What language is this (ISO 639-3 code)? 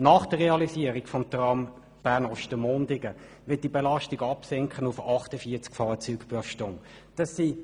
gsw